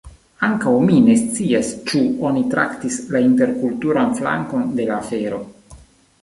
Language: Esperanto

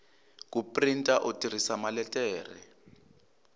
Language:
Tsonga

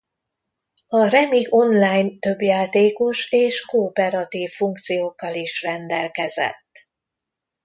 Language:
Hungarian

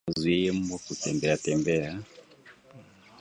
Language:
Swahili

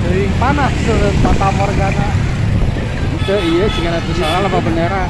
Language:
Indonesian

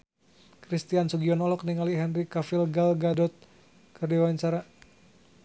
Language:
Sundanese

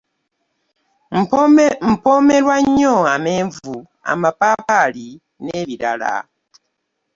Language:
Ganda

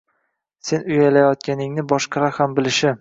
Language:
Uzbek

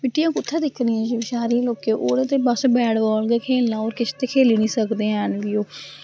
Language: Dogri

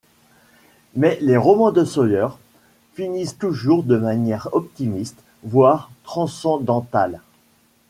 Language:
French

